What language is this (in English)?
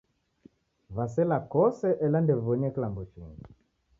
Taita